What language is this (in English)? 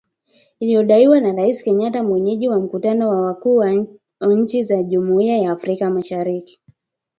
Swahili